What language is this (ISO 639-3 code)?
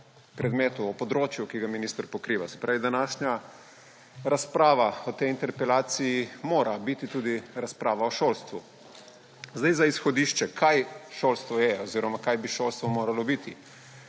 slv